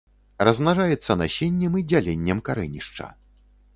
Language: Belarusian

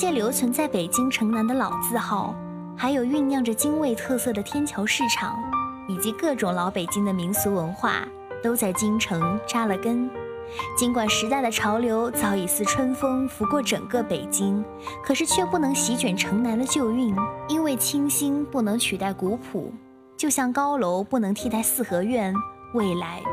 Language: Chinese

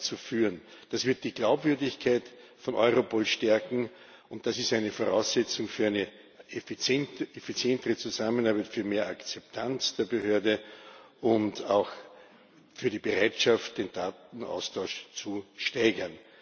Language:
German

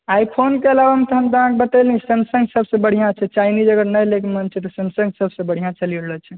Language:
Maithili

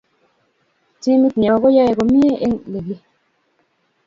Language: Kalenjin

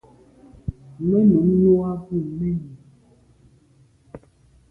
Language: Medumba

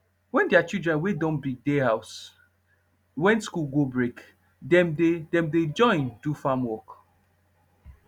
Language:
Nigerian Pidgin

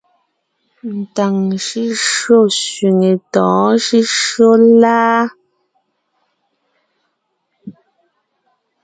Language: Ngiemboon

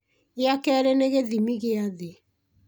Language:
Kikuyu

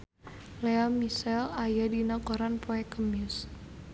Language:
Sundanese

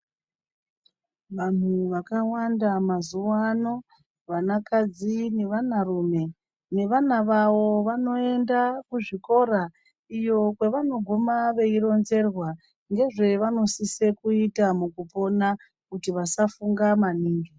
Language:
Ndau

